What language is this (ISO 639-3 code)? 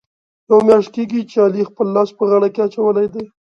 pus